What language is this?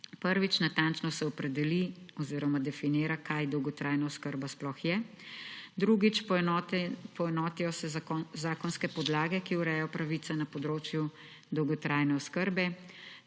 Slovenian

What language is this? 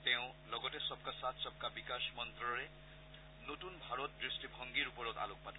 Assamese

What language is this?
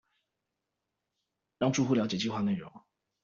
Chinese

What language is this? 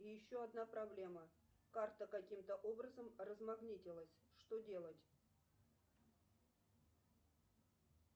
Russian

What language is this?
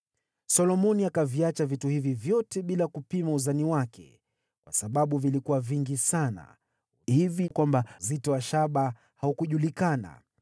Swahili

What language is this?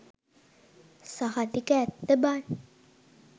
Sinhala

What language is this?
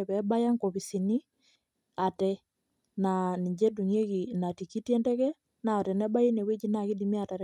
Masai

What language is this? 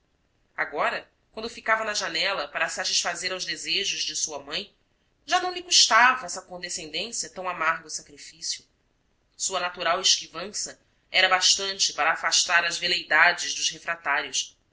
Portuguese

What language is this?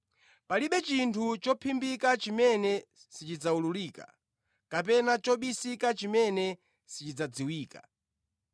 Nyanja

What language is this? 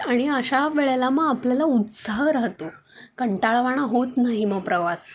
Marathi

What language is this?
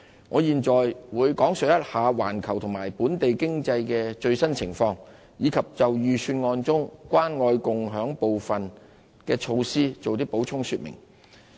Cantonese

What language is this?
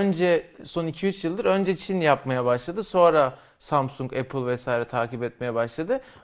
Turkish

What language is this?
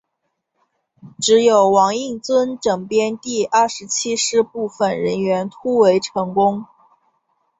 Chinese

